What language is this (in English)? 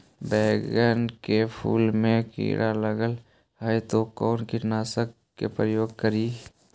Magahi